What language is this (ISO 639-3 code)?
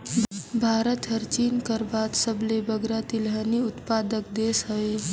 hne